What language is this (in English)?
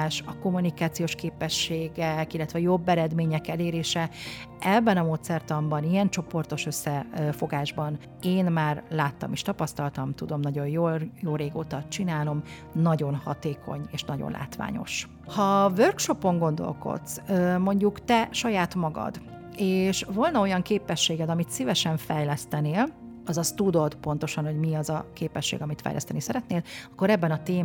Hungarian